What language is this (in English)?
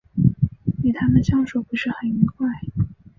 Chinese